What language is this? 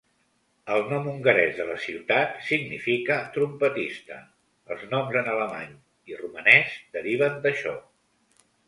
Catalan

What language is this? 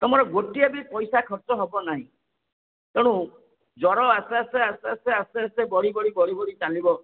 Odia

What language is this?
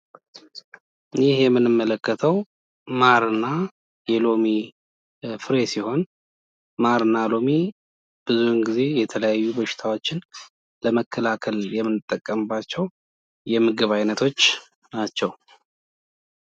Amharic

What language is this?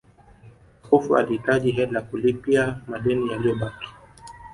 Swahili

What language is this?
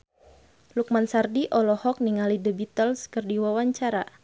Sundanese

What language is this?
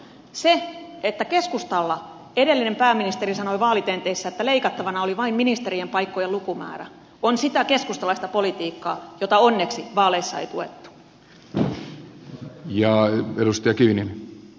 Finnish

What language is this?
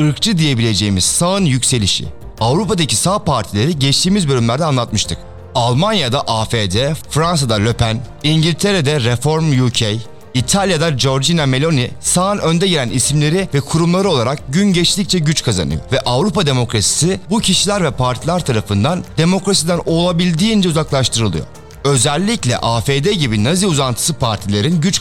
Turkish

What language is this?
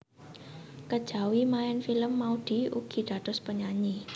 Javanese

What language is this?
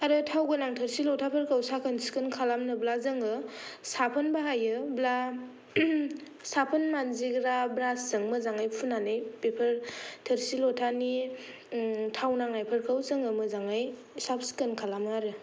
Bodo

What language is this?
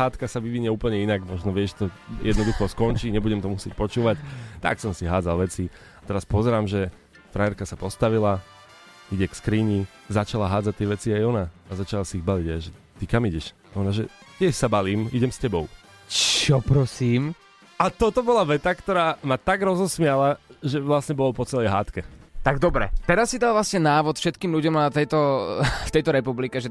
Slovak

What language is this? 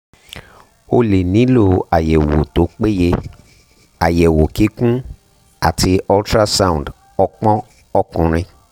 Yoruba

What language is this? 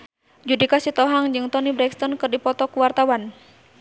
Sundanese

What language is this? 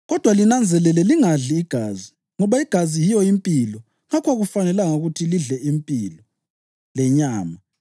North Ndebele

